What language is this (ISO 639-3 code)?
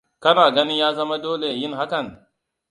hau